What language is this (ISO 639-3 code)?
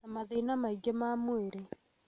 kik